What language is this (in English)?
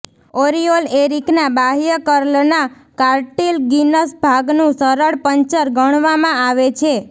Gujarati